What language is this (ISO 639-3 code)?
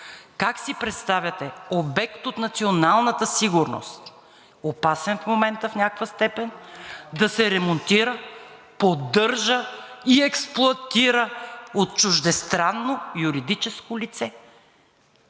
bul